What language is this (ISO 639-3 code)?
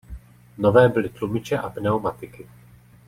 ces